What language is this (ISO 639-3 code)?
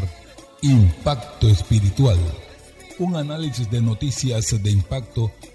spa